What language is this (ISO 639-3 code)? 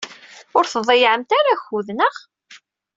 kab